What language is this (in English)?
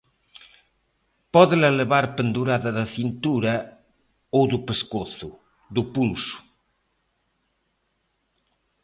Galician